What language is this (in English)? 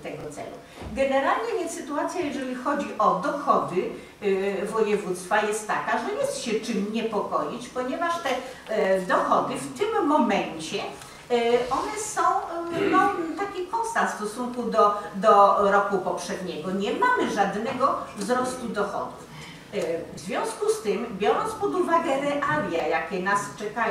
Polish